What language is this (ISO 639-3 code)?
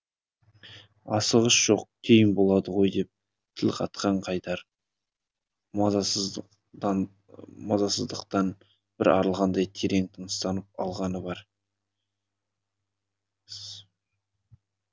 kaz